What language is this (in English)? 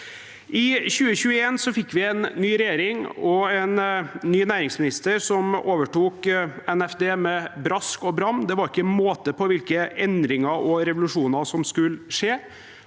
Norwegian